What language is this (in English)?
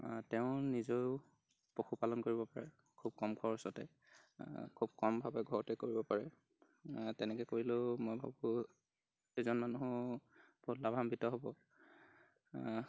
Assamese